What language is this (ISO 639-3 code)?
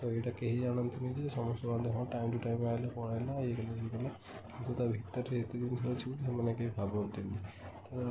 ori